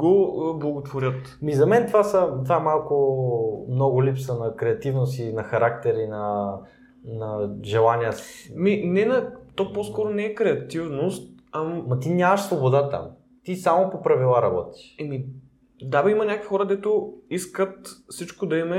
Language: Bulgarian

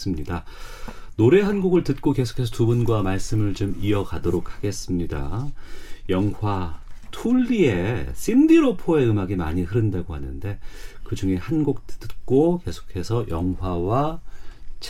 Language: Korean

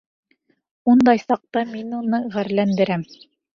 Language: Bashkir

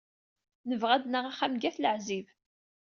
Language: Kabyle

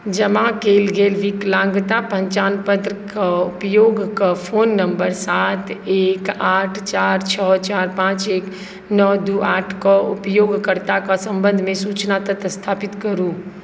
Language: Maithili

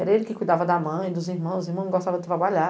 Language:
Portuguese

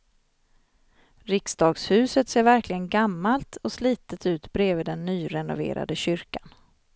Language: Swedish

